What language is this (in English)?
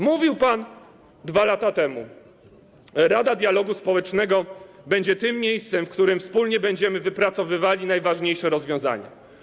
Polish